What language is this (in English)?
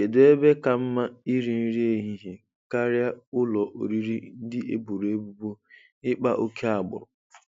Igbo